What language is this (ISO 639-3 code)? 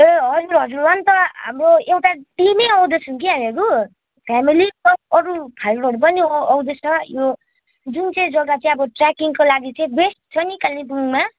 nep